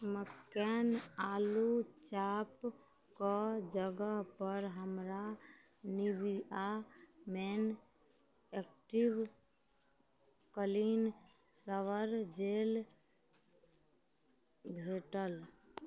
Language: Maithili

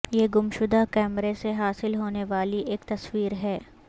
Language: Urdu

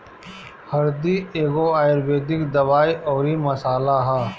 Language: Bhojpuri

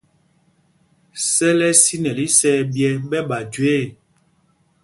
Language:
Mpumpong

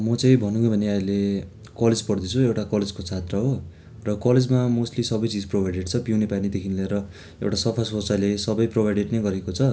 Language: Nepali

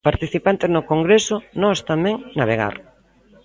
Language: Galician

